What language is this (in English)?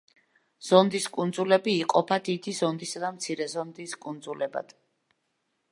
Georgian